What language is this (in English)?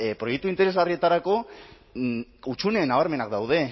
Basque